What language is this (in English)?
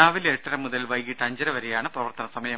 Malayalam